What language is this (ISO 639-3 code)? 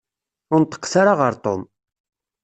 kab